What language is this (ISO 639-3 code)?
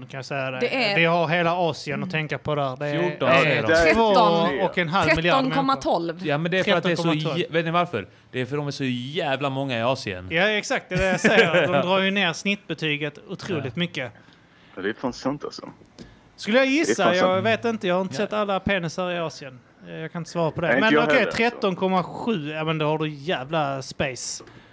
swe